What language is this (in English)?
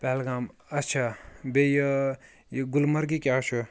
Kashmiri